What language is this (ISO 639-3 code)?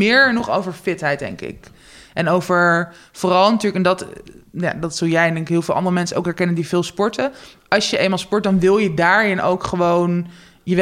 nld